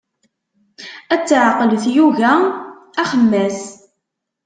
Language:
Kabyle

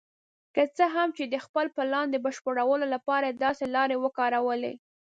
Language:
Pashto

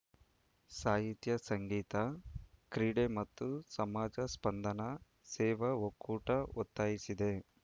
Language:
Kannada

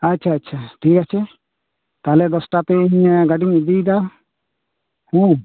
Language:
Santali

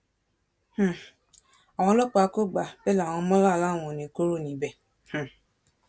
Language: Yoruba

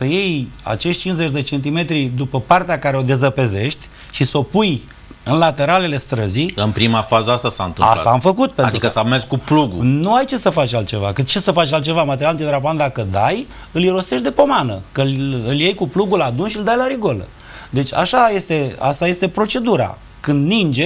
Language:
Romanian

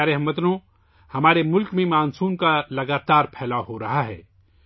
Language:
Urdu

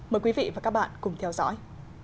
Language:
Vietnamese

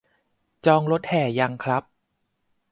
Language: Thai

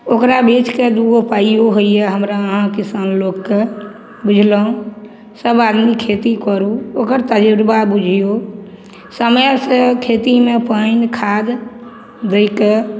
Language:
Maithili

